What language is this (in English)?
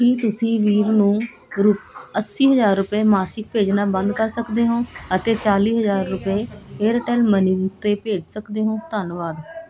Punjabi